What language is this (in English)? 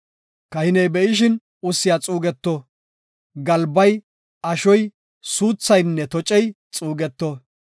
Gofa